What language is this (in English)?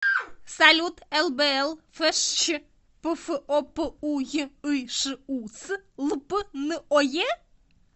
Russian